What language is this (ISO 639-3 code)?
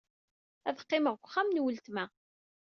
kab